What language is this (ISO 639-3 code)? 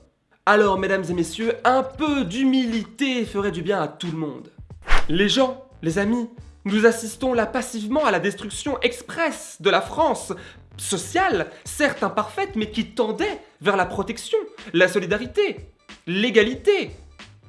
fra